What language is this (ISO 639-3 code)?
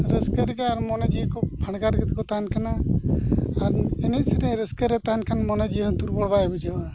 sat